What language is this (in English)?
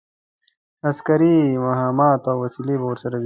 Pashto